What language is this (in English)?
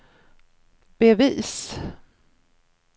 Swedish